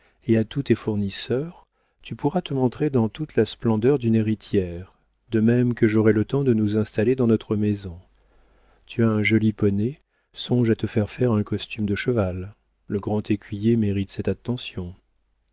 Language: French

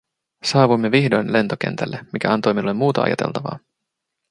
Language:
Finnish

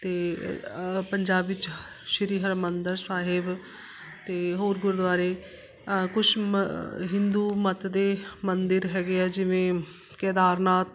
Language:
Punjabi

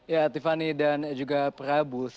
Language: Indonesian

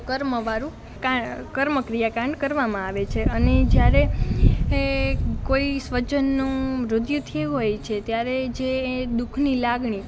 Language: Gujarati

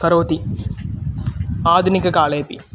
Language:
Sanskrit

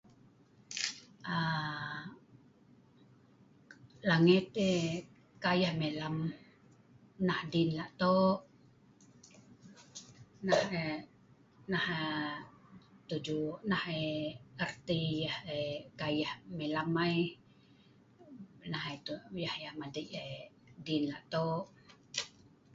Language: Sa'ban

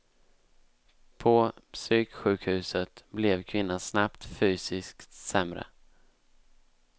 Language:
Swedish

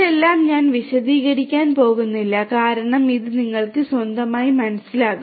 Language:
Malayalam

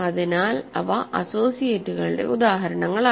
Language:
Malayalam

